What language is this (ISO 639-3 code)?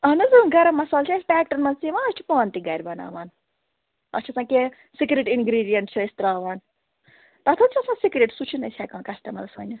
kas